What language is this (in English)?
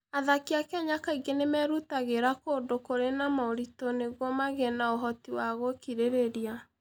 Kikuyu